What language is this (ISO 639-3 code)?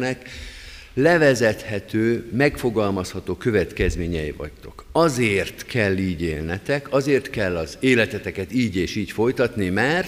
hun